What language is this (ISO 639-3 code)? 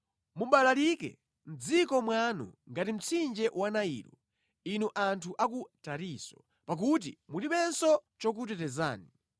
nya